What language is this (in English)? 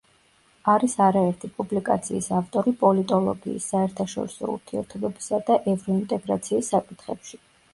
Georgian